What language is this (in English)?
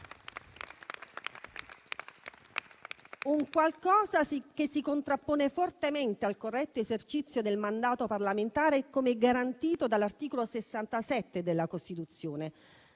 Italian